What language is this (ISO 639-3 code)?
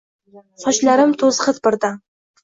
uzb